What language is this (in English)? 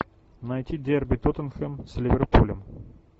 Russian